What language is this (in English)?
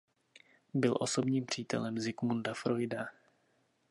Czech